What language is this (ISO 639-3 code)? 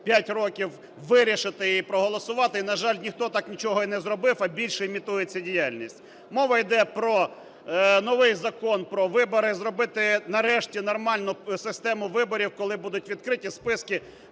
ukr